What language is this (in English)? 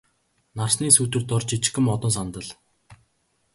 Mongolian